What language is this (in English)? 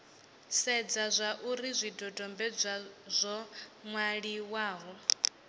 Venda